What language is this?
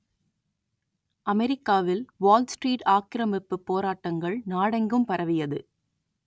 Tamil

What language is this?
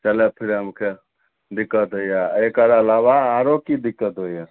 Maithili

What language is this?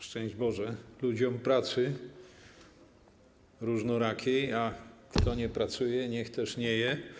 Polish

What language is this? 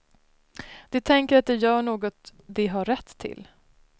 Swedish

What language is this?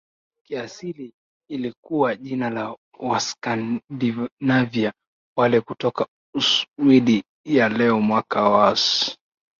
Swahili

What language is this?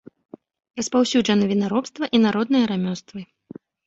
Belarusian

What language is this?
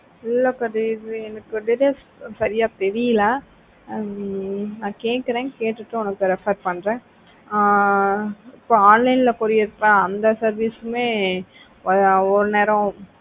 Tamil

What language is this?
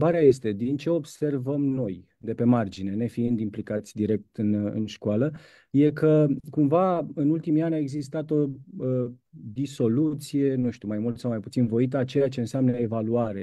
Romanian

